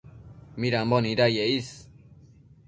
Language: Matsés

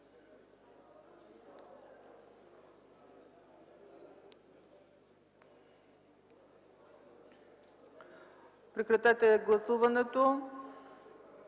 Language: Bulgarian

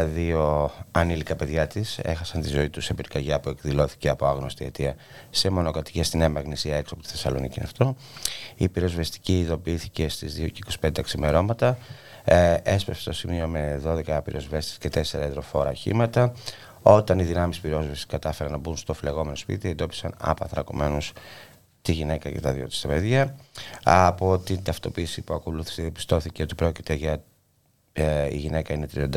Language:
Greek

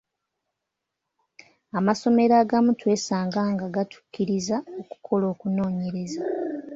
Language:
Ganda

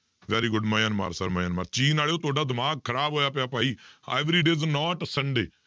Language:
Punjabi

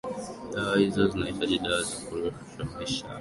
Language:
Swahili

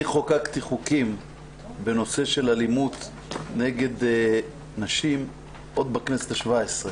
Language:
Hebrew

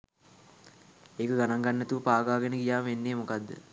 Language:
Sinhala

